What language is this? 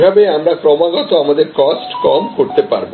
Bangla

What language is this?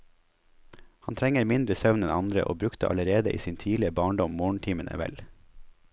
Norwegian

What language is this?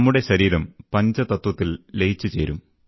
Malayalam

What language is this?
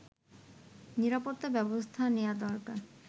Bangla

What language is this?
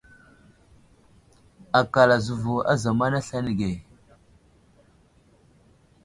Wuzlam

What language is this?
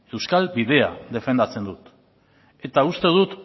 Basque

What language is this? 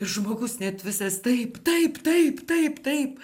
Lithuanian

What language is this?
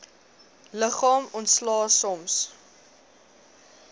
Afrikaans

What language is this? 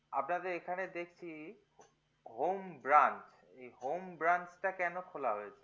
Bangla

